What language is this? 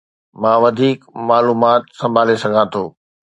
Sindhi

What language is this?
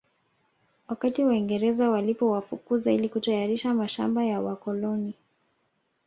Swahili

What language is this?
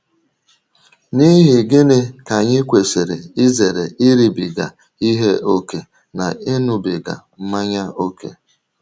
Igbo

